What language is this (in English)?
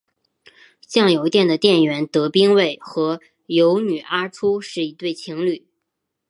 Chinese